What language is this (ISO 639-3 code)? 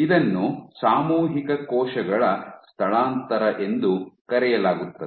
kan